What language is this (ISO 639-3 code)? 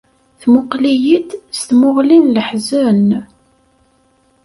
kab